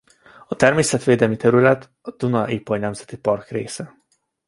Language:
Hungarian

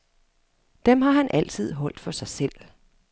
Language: Danish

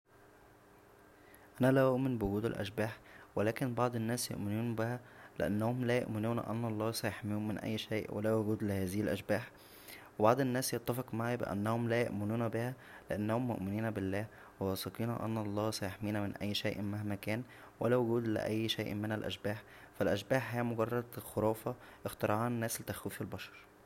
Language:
Egyptian Arabic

